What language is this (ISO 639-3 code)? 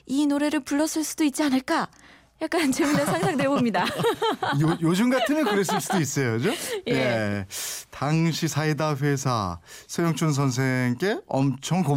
kor